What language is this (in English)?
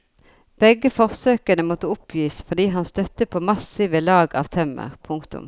Norwegian